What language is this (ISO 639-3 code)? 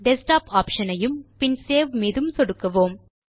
tam